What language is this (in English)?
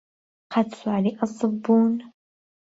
Central Kurdish